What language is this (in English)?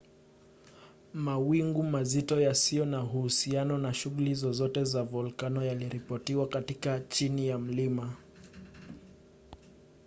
Swahili